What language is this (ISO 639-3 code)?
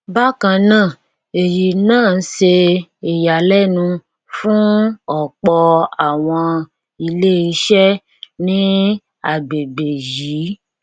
yor